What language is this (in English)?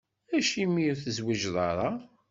Kabyle